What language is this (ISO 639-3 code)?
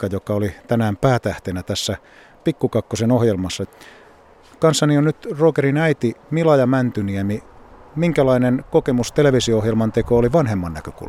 fin